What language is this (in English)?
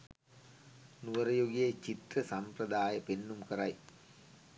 Sinhala